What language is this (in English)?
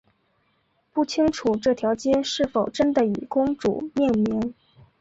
Chinese